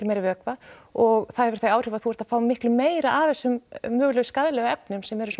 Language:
Icelandic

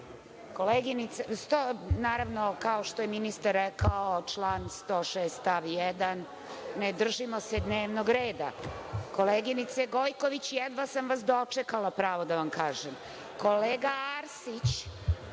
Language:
Serbian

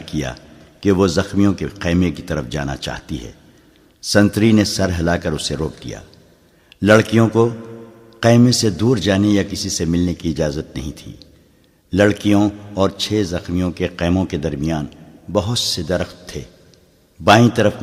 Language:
Urdu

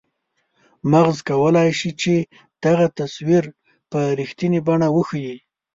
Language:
Pashto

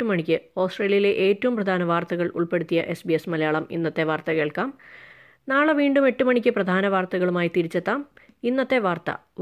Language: Malayalam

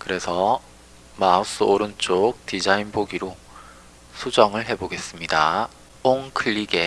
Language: Korean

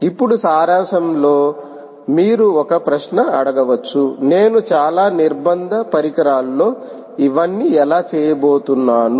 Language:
Telugu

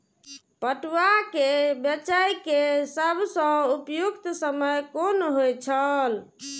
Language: Maithili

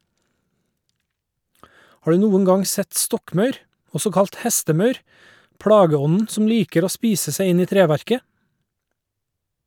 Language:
Norwegian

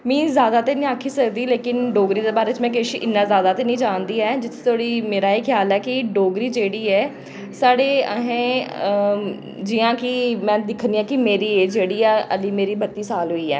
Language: Dogri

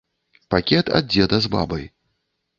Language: Belarusian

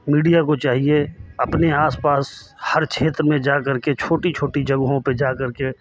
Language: Hindi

